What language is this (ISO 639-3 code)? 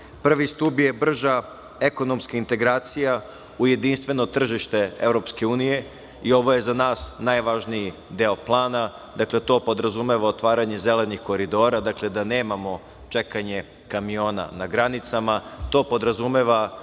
srp